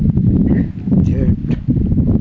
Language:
Santali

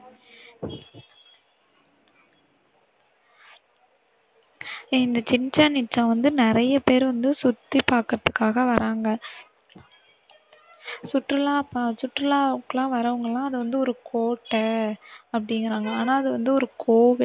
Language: Tamil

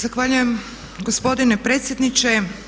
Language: Croatian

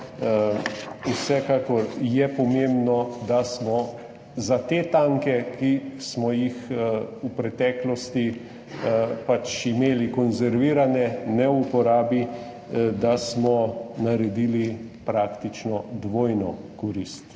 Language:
Slovenian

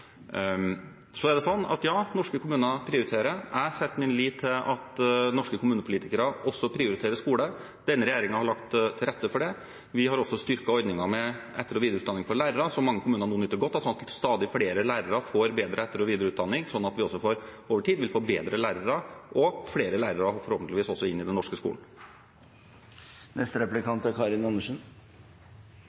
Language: Norwegian Bokmål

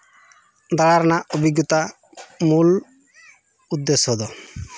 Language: Santali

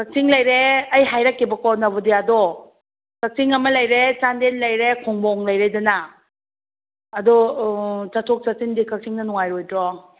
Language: Manipuri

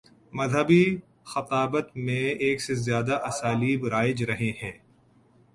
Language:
Urdu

